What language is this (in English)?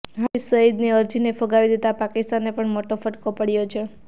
Gujarati